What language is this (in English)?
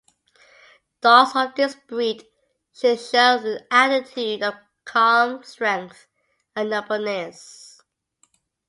English